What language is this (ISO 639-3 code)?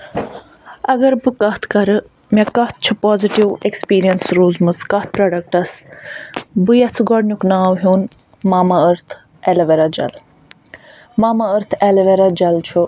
kas